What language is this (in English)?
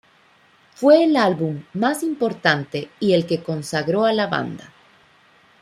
Spanish